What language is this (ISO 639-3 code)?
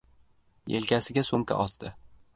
uzb